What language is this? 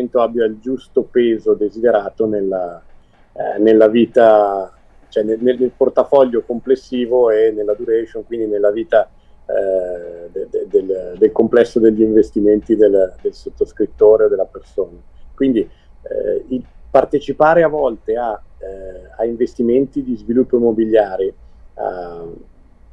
Italian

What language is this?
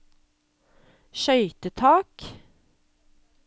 Norwegian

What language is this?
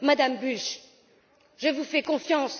French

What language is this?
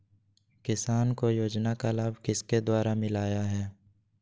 Magahi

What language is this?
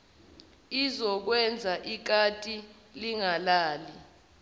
Zulu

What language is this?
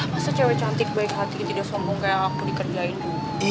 Indonesian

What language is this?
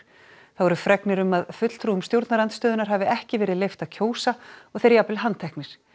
Icelandic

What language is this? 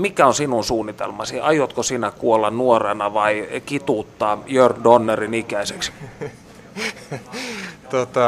Finnish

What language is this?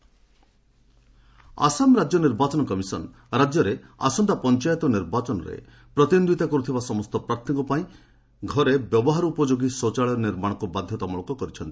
Odia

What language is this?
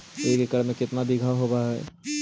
Magahi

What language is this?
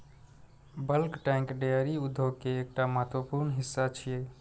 Maithili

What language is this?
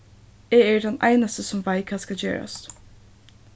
Faroese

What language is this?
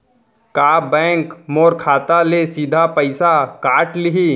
Chhattisgarhi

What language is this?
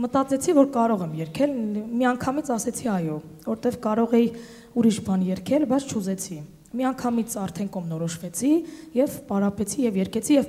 Bulgarian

